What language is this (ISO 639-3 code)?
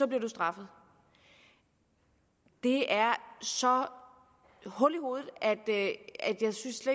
dan